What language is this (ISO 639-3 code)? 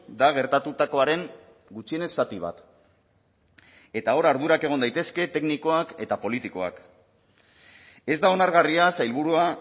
eus